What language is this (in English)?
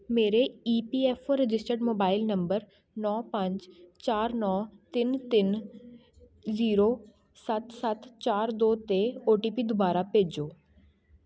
Punjabi